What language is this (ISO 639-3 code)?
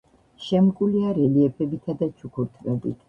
kat